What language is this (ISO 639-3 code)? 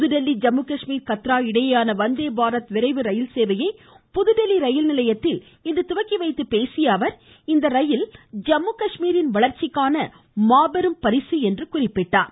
tam